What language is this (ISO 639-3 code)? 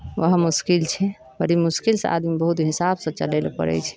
mai